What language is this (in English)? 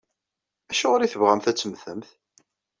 Kabyle